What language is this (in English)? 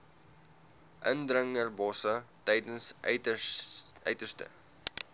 Afrikaans